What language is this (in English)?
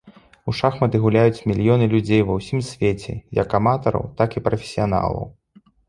Belarusian